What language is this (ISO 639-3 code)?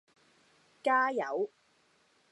yue